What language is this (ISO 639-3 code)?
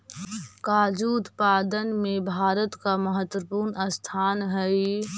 mag